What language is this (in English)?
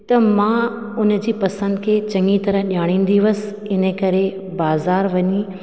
Sindhi